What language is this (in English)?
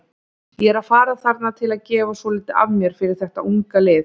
Icelandic